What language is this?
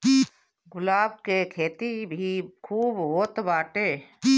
Bhojpuri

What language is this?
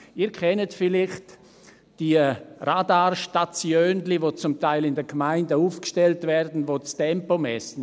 Swiss German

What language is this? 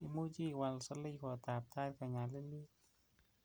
Kalenjin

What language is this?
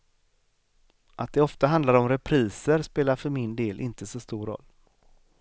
Swedish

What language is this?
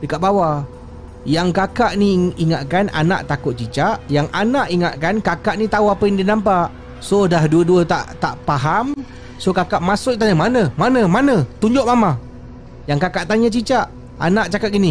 Malay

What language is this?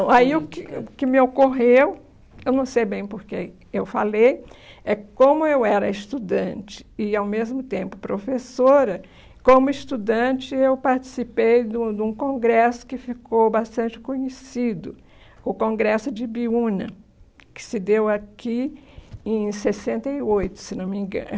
Portuguese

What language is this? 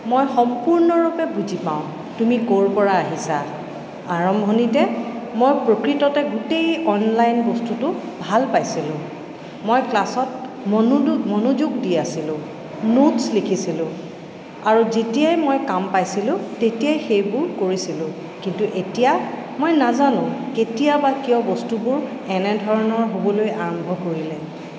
Assamese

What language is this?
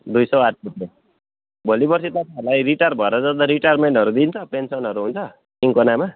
Nepali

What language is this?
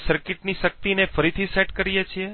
Gujarati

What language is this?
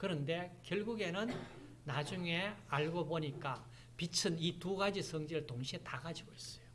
Korean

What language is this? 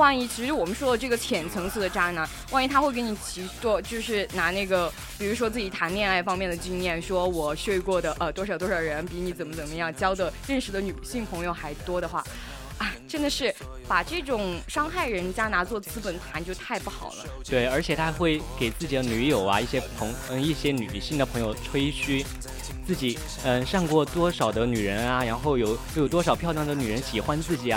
Chinese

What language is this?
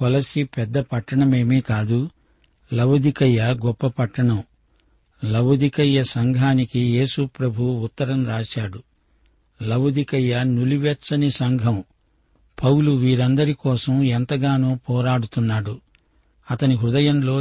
Telugu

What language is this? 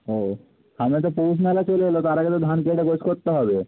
Bangla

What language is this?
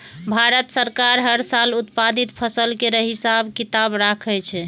Maithili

